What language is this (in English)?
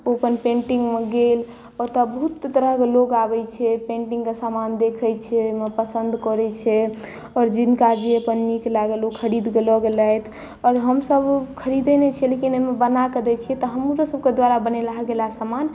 Maithili